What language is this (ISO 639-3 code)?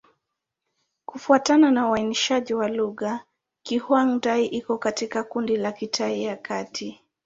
swa